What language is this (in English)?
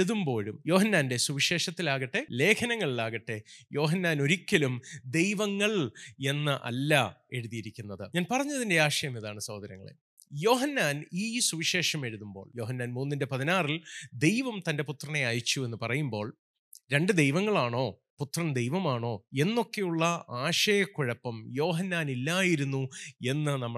Malayalam